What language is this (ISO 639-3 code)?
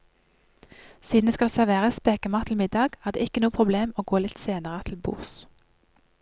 nor